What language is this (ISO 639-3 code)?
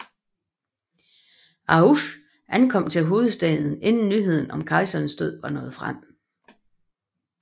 dan